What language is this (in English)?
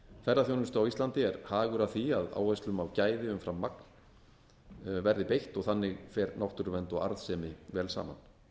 Icelandic